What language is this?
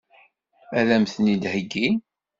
Kabyle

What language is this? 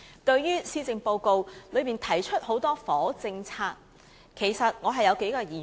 Cantonese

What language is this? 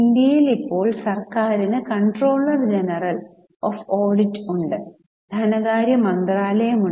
Malayalam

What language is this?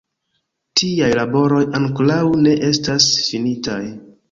Esperanto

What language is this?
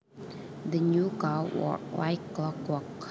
Javanese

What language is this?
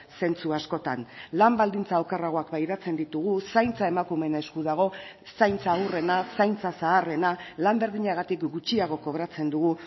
Basque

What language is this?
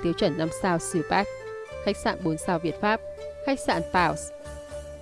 Vietnamese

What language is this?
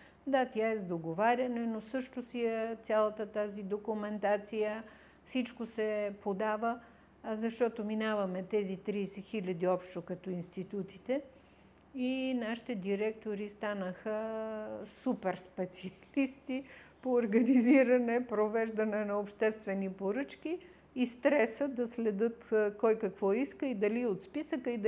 Bulgarian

